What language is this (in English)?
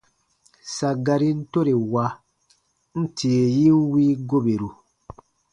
Baatonum